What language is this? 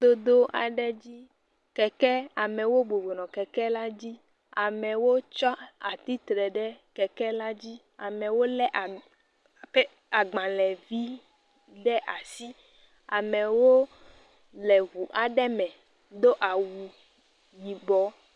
Ewe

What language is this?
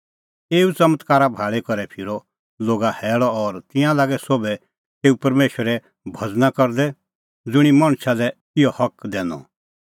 Kullu Pahari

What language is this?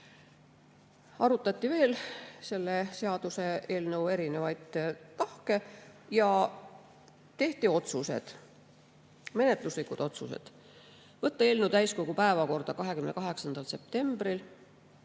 Estonian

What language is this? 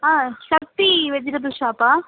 Tamil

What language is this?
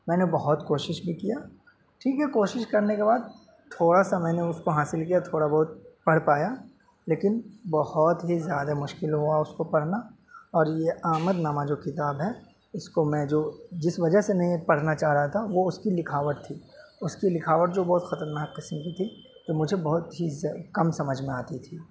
Urdu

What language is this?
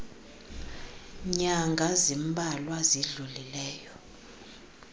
Xhosa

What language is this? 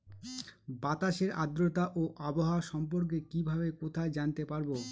Bangla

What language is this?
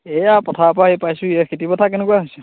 Assamese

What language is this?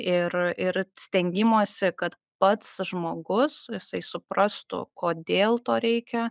Lithuanian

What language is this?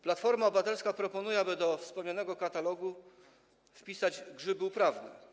Polish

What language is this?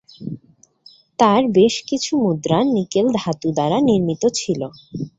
Bangla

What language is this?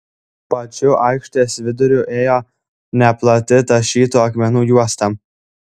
Lithuanian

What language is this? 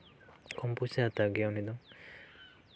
Santali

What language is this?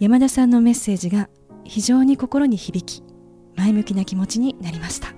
Japanese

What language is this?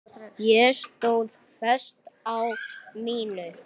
Icelandic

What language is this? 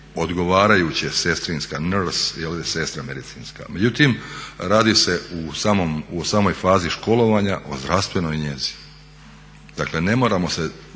Croatian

